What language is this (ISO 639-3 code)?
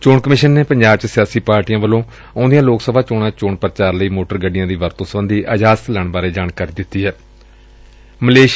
pan